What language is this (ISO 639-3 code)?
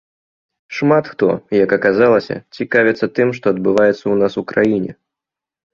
bel